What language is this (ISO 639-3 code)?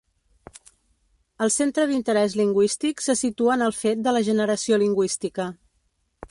cat